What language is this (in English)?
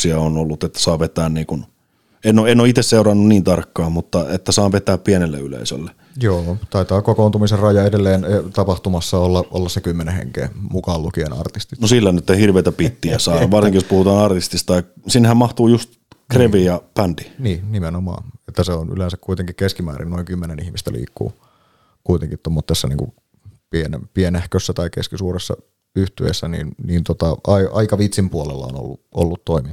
Finnish